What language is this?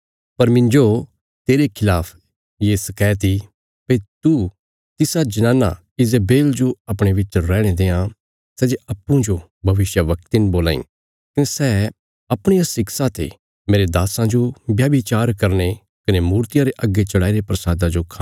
Bilaspuri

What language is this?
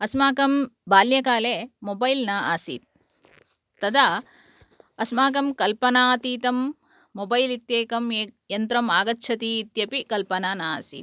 Sanskrit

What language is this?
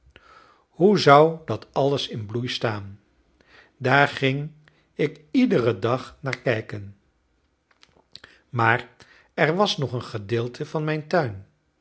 Dutch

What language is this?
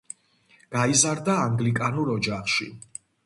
Georgian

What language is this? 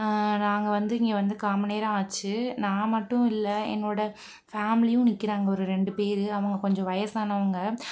Tamil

